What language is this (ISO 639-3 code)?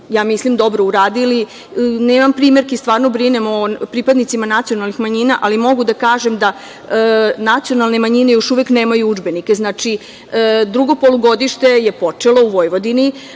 srp